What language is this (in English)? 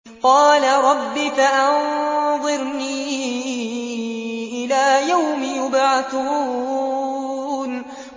Arabic